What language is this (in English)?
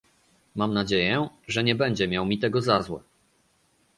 Polish